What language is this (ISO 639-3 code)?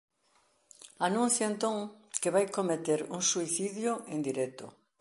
glg